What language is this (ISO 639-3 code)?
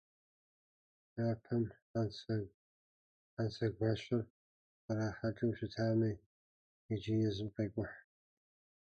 kbd